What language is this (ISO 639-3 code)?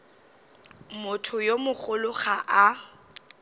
nso